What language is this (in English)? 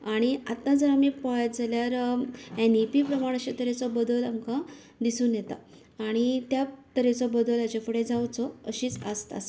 Konkani